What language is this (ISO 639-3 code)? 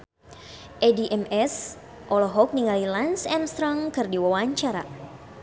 sun